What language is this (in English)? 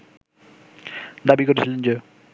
Bangla